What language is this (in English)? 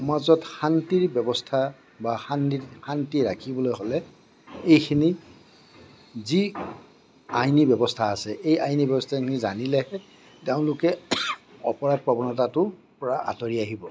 Assamese